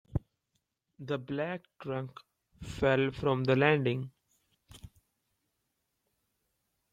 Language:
English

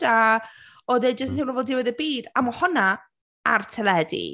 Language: Welsh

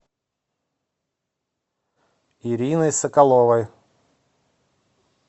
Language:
Russian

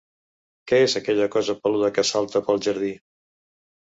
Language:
Catalan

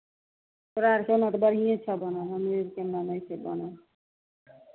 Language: Maithili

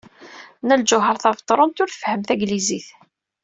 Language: Kabyle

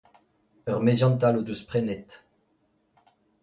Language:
Breton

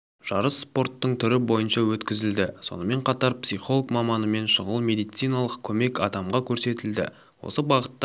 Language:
Kazakh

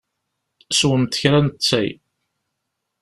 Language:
Kabyle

